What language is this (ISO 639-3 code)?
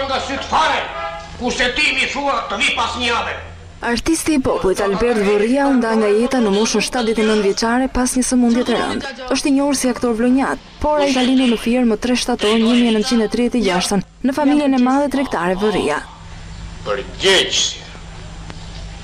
ron